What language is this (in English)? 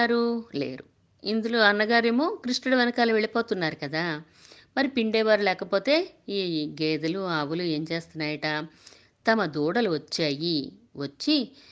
Telugu